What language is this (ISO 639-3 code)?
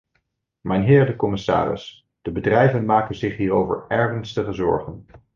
nld